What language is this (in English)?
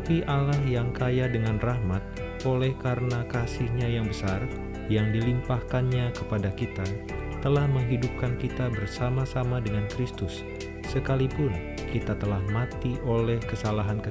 Indonesian